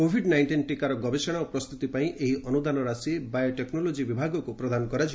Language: Odia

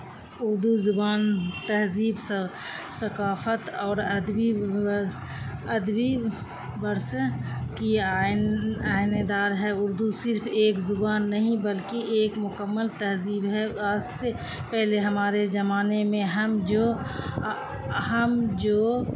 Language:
Urdu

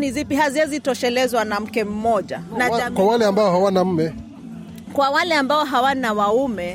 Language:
Swahili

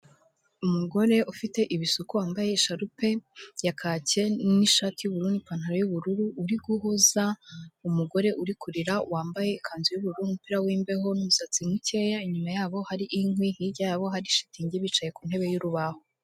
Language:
Kinyarwanda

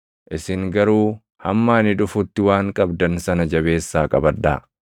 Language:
Oromo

